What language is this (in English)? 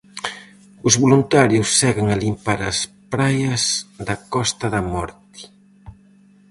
Galician